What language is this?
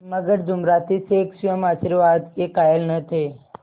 Hindi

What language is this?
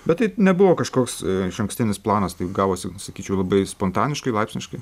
Lithuanian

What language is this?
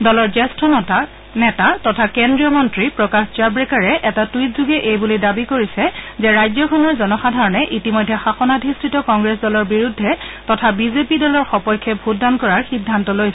Assamese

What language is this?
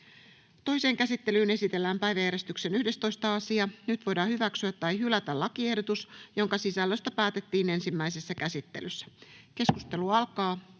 Finnish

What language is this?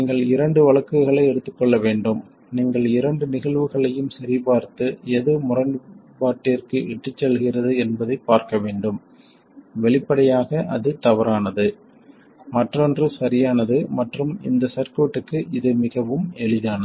Tamil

